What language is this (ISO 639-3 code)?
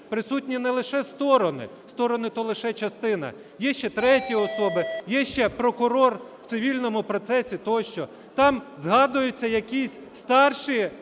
ukr